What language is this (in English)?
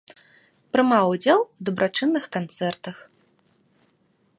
Belarusian